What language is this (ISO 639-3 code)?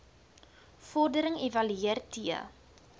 afr